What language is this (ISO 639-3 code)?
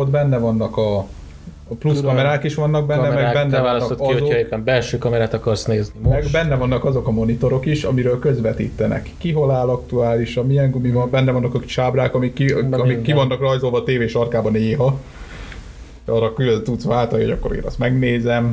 hun